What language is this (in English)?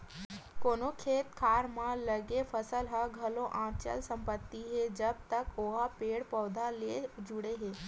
Chhattisgarhi